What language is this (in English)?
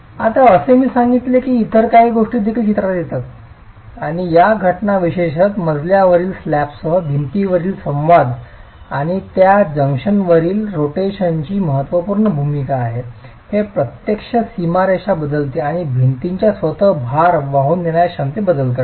Marathi